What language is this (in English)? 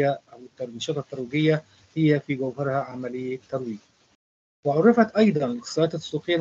Arabic